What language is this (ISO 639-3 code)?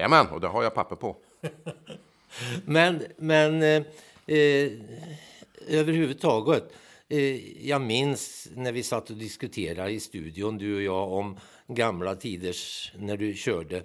swe